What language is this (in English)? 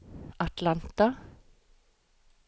Norwegian